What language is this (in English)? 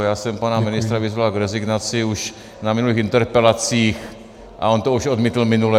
Czech